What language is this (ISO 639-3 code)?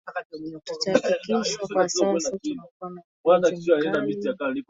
swa